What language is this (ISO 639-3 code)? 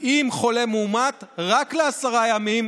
heb